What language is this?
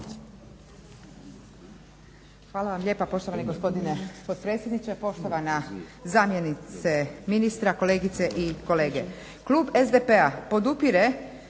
Croatian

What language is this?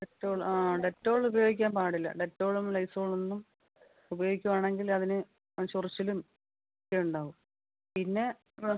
Malayalam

